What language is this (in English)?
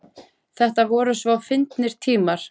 Icelandic